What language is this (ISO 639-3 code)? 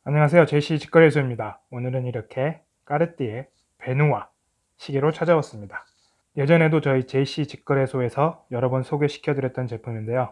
kor